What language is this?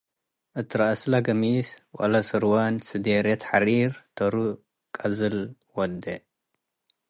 Tigre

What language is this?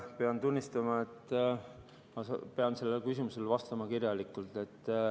Estonian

